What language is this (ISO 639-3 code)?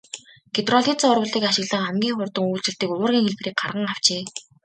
mon